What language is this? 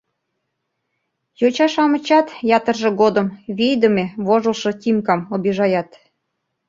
Mari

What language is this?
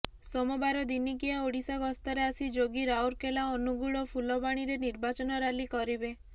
Odia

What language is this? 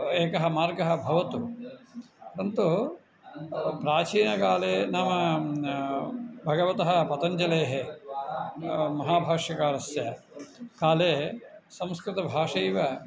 Sanskrit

